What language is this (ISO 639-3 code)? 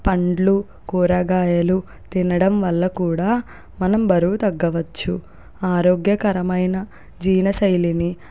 tel